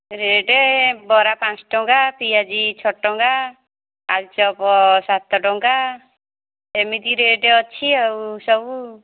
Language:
Odia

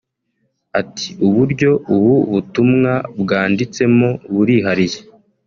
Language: Kinyarwanda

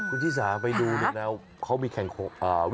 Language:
Thai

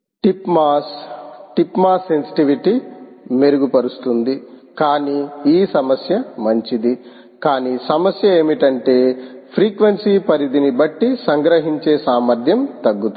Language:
Telugu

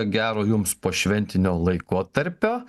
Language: Lithuanian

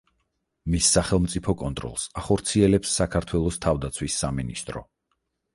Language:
Georgian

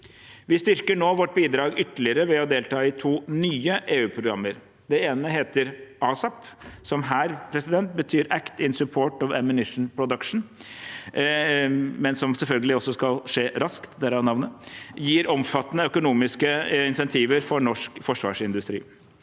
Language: Norwegian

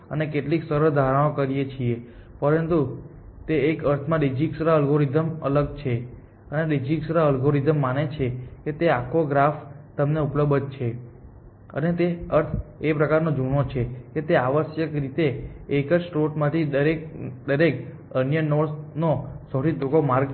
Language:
Gujarati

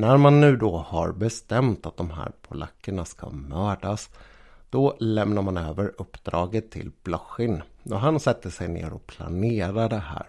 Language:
Swedish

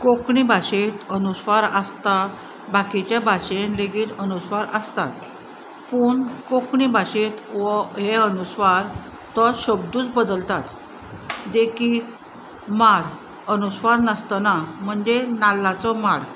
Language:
Konkani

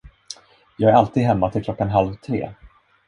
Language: Swedish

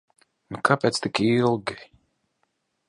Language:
Latvian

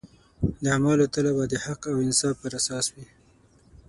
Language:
Pashto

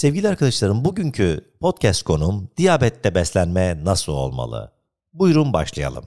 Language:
Turkish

